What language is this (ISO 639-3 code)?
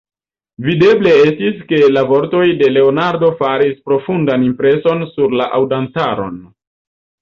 epo